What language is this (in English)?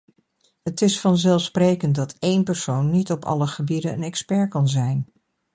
Dutch